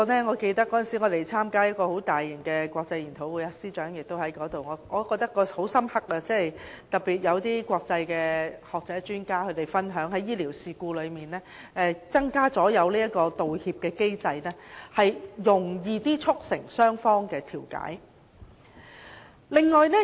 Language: Cantonese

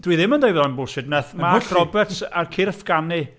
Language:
Welsh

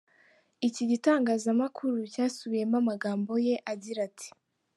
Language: Kinyarwanda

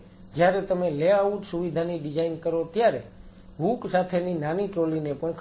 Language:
Gujarati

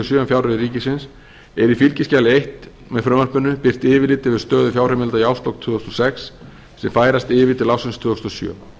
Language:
Icelandic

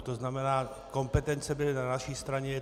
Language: Czech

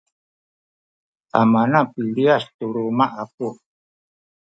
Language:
Sakizaya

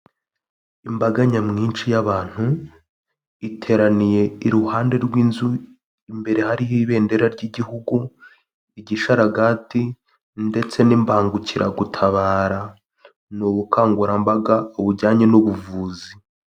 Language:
Kinyarwanda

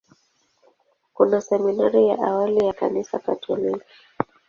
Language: Swahili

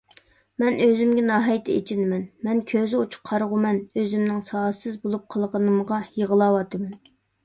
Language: Uyghur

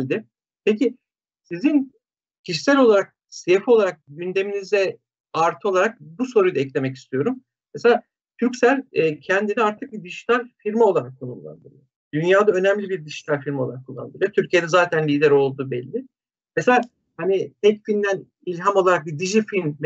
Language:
Turkish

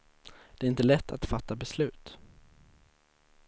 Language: Swedish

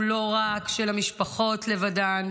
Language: Hebrew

